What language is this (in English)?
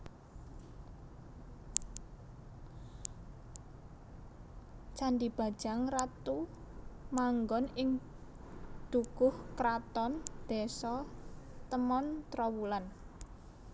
Javanese